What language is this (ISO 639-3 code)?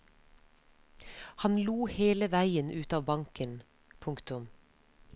nor